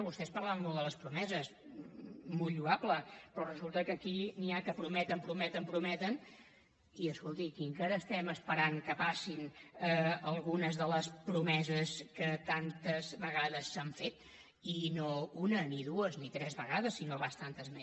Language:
Catalan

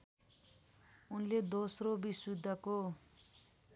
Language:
Nepali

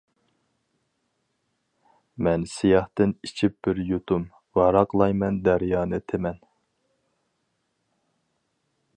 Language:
Uyghur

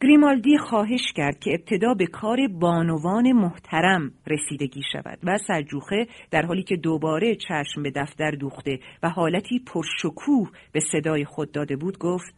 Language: Persian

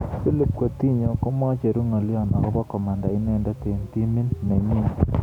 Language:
Kalenjin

